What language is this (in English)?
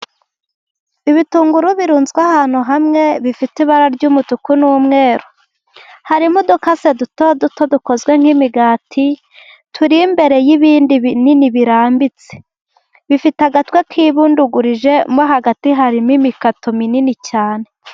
Kinyarwanda